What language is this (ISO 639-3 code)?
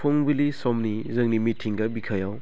brx